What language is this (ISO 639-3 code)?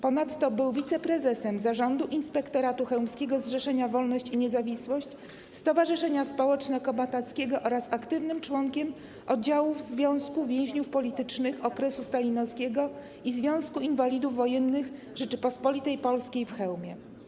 pol